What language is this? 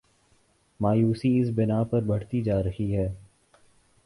Urdu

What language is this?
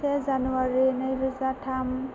Bodo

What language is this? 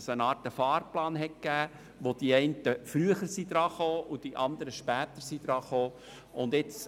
Swiss German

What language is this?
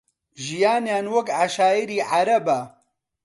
Central Kurdish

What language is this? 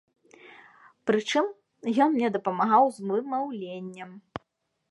Belarusian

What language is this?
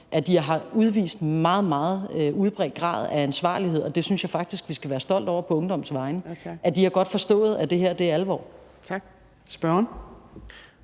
Danish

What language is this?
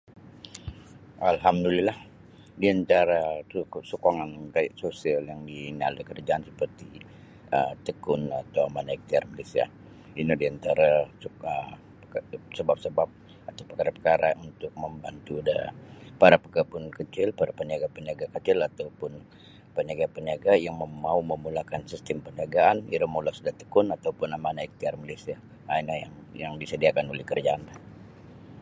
Sabah Bisaya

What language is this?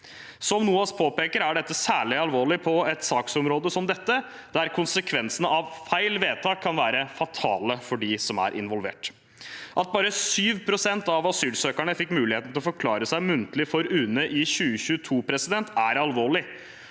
Norwegian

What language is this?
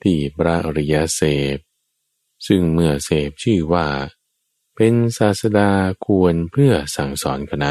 Thai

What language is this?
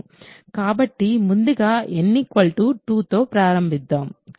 Telugu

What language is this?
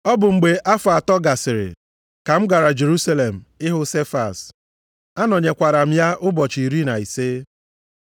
Igbo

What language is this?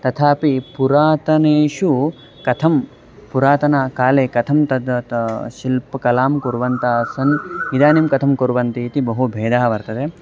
Sanskrit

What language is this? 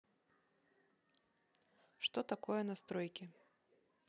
Russian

